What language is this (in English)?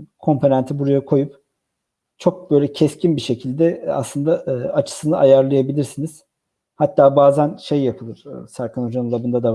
Turkish